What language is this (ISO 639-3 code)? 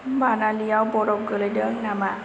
brx